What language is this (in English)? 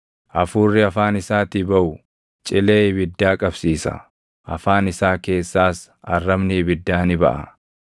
Oromo